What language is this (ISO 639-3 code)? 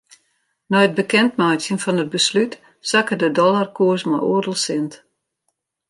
fry